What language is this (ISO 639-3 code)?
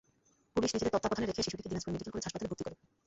ben